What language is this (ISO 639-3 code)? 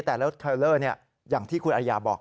tha